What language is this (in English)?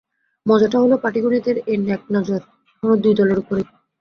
Bangla